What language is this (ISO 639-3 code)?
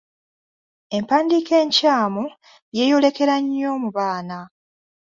lug